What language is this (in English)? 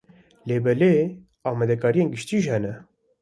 Kurdish